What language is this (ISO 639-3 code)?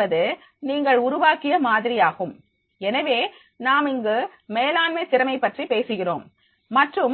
tam